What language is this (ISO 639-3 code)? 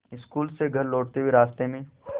hin